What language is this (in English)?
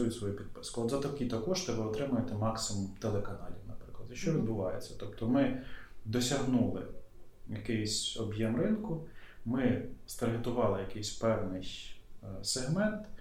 Ukrainian